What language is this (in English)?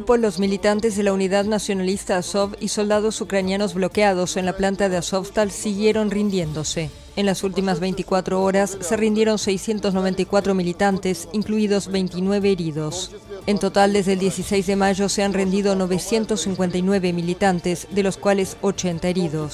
Spanish